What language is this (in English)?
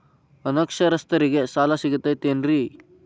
Kannada